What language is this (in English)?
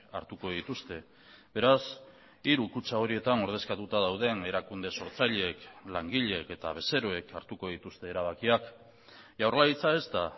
Basque